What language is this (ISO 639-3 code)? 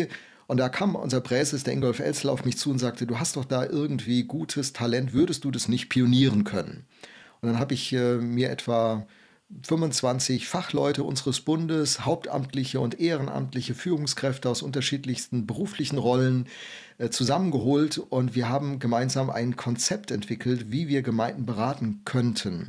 deu